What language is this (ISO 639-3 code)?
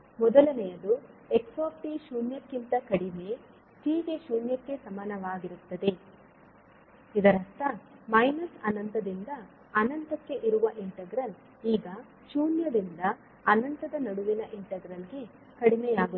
kan